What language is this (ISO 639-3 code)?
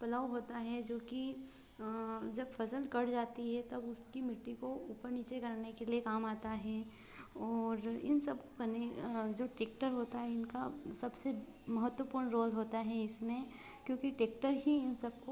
hin